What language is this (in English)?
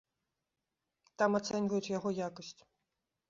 Belarusian